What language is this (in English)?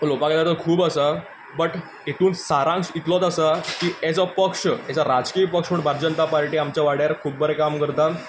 Konkani